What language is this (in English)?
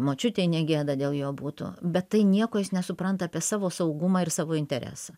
Lithuanian